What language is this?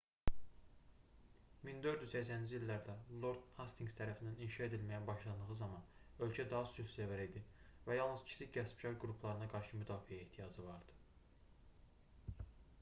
Azerbaijani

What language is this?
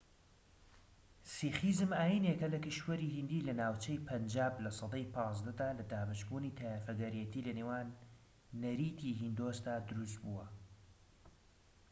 Central Kurdish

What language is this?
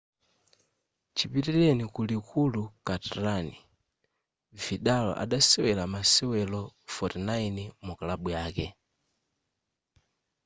Nyanja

